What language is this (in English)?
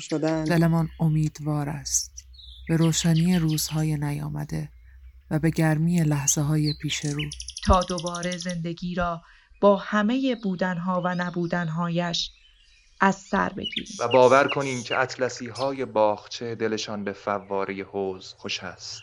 Persian